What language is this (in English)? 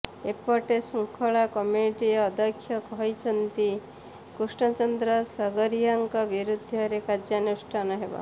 Odia